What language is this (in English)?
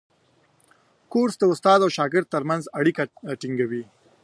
Pashto